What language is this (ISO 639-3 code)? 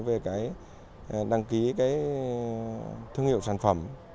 vie